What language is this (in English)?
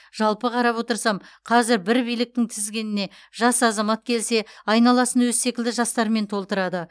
Kazakh